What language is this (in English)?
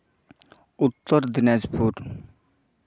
Santali